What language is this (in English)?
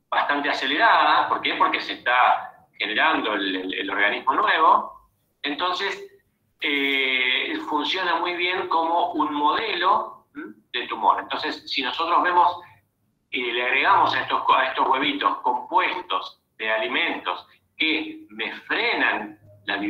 Spanish